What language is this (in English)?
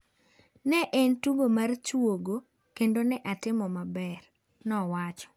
Luo (Kenya and Tanzania)